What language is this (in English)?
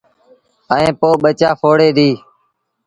Sindhi Bhil